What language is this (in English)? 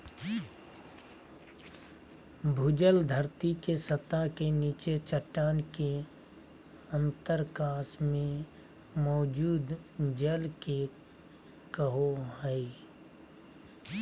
Magahi